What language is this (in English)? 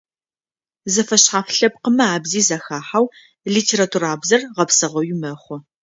Adyghe